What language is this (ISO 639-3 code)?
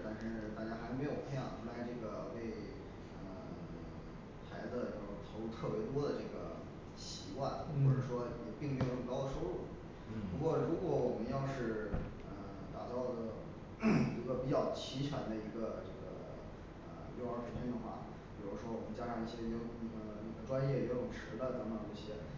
zho